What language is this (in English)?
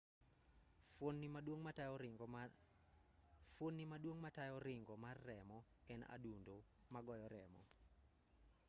Luo (Kenya and Tanzania)